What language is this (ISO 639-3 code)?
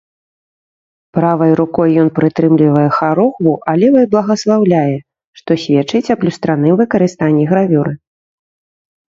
bel